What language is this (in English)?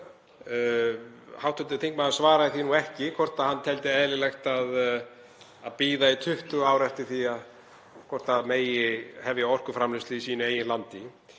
Icelandic